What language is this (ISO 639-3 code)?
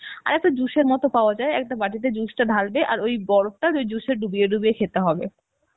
ben